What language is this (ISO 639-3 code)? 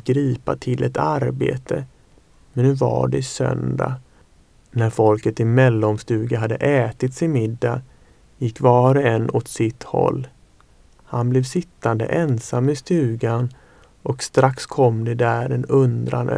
swe